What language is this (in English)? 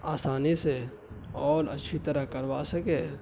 Urdu